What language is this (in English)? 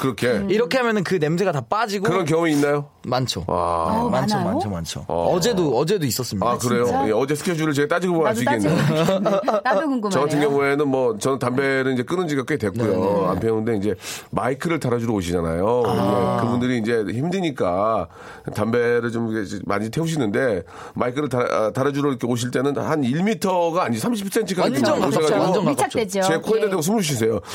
Korean